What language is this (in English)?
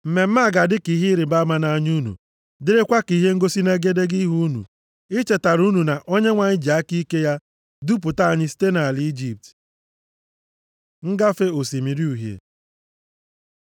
Igbo